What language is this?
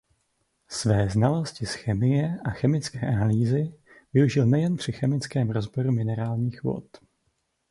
Czech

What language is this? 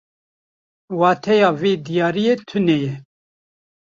Kurdish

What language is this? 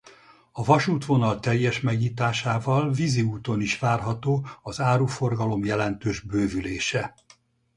Hungarian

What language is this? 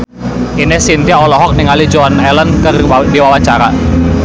Sundanese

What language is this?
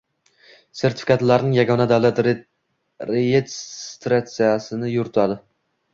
Uzbek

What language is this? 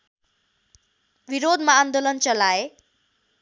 Nepali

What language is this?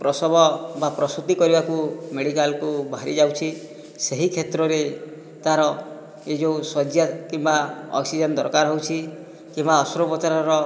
Odia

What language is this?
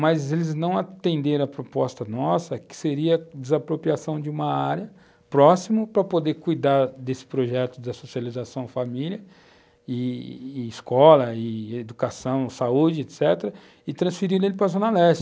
Portuguese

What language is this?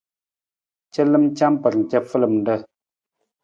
Nawdm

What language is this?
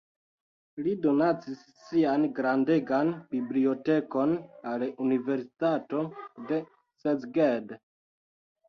Esperanto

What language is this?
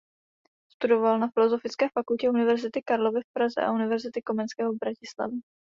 Czech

